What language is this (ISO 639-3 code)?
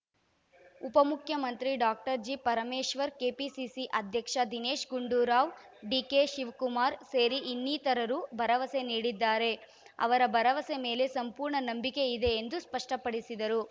kan